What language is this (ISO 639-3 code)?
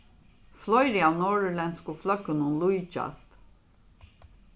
fao